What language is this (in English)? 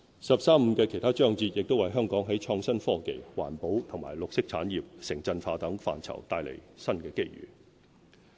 Cantonese